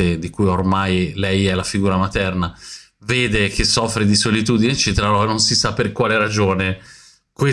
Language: Italian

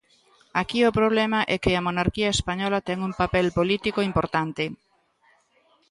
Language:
Galician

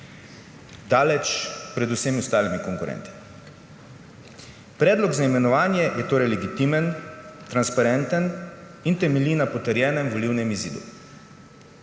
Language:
Slovenian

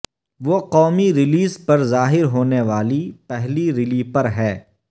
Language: Urdu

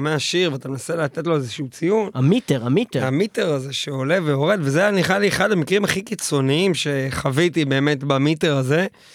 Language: Hebrew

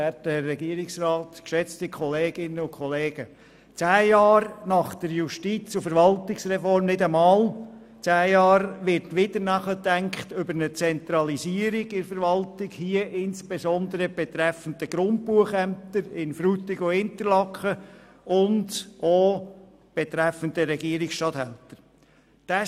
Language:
Swiss German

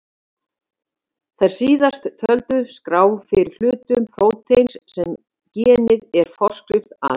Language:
Icelandic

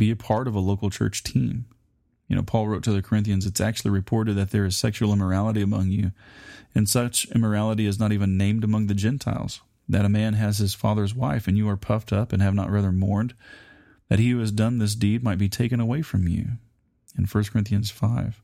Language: English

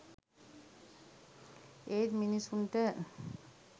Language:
Sinhala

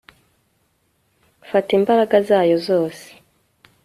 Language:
Kinyarwanda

